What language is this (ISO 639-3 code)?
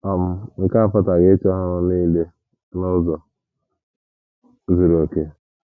ibo